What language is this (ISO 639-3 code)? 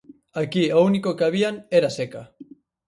glg